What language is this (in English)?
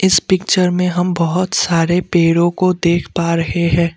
Hindi